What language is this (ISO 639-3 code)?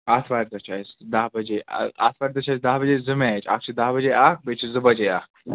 kas